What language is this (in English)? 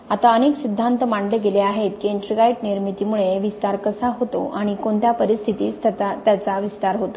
Marathi